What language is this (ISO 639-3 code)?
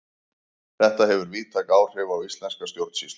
isl